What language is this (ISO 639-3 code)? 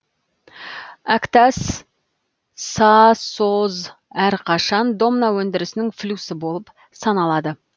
kaz